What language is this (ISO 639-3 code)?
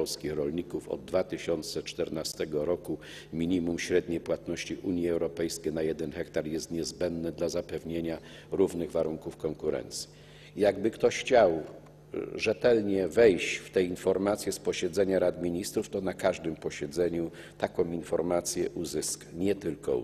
pol